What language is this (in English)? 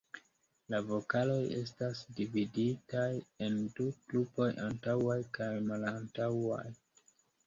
Esperanto